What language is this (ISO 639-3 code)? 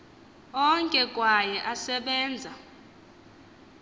xho